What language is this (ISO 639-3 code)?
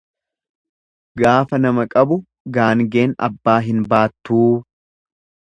orm